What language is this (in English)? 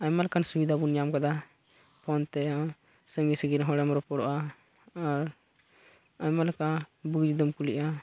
Santali